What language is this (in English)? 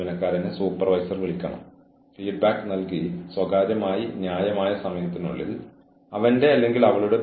Malayalam